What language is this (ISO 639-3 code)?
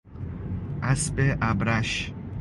fas